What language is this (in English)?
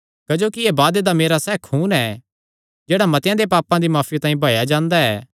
Kangri